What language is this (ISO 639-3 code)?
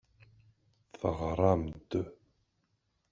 kab